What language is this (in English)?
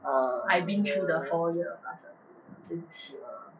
English